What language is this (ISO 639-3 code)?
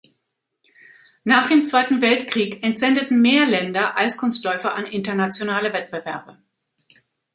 deu